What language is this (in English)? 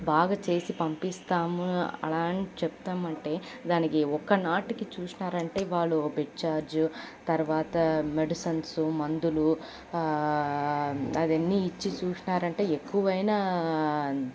Telugu